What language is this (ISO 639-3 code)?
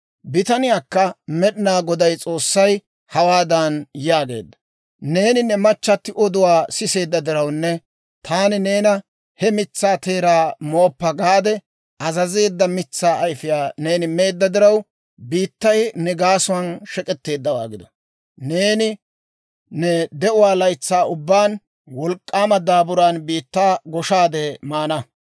dwr